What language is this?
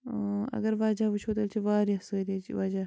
Kashmiri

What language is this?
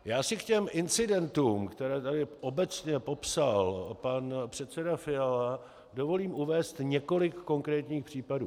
Czech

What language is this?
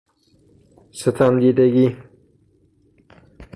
Persian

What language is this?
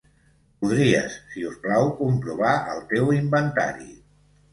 Catalan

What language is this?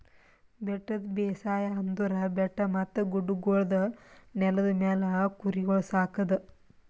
Kannada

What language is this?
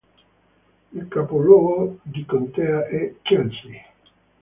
Italian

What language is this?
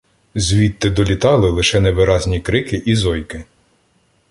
Ukrainian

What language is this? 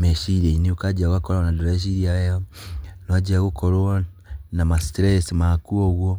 Kikuyu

